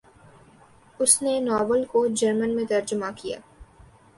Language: Urdu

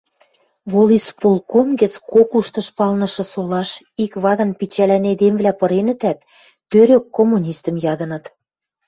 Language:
Western Mari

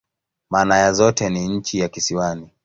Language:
Swahili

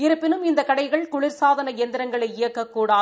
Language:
Tamil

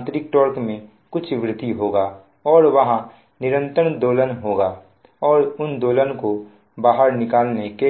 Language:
Hindi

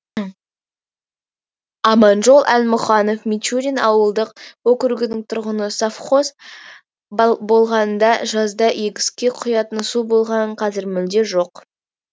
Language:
Kazakh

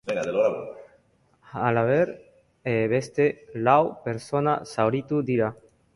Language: Basque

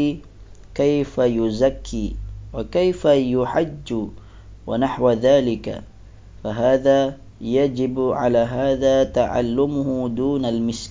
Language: Malay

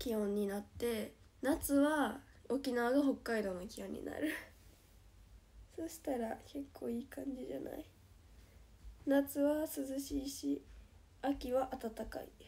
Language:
Japanese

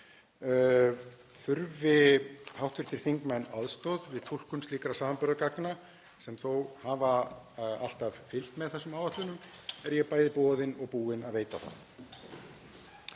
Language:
Icelandic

